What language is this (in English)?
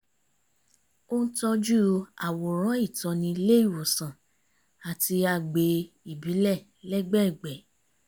Yoruba